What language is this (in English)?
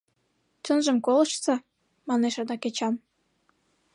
Mari